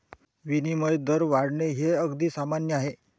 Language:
Marathi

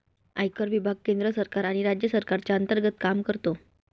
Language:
Marathi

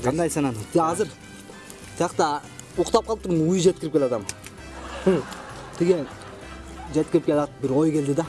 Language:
Turkish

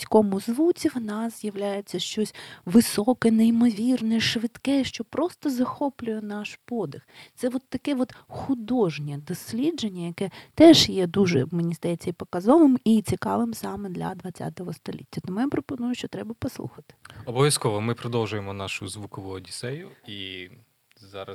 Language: Ukrainian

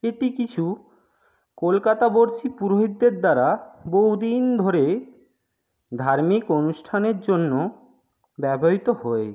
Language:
Bangla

